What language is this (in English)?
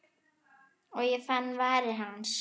Icelandic